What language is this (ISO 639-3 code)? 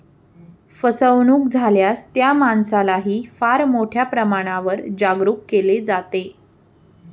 mar